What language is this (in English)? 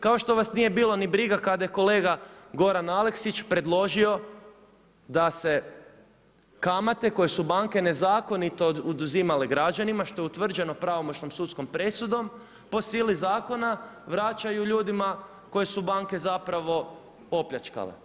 Croatian